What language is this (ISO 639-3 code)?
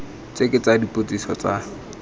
tsn